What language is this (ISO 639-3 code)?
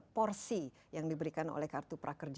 ind